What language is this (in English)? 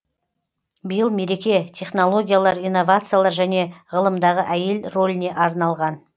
Kazakh